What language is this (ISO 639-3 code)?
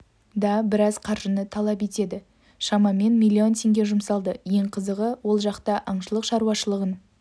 kaz